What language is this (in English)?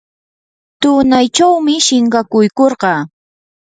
Yanahuanca Pasco Quechua